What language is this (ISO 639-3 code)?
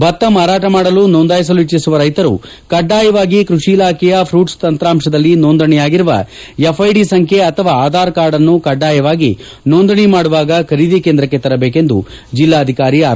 kan